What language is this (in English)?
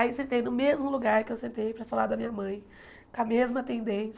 Portuguese